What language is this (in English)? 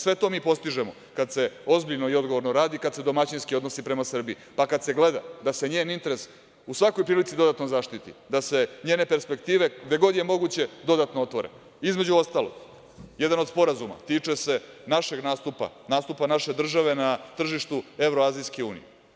Serbian